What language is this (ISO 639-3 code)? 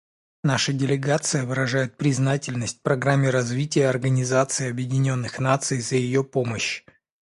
rus